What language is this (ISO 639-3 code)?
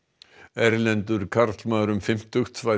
isl